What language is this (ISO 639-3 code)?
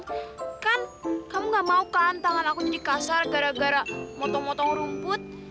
ind